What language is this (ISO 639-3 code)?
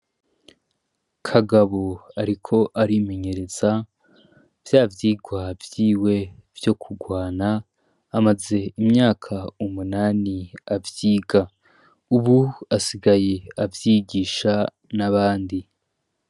run